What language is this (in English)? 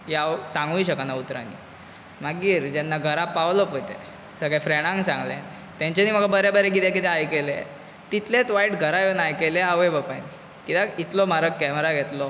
Konkani